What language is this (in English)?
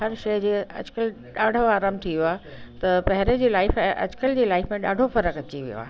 Sindhi